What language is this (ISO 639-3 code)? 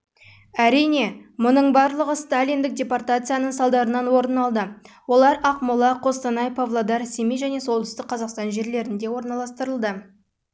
kaz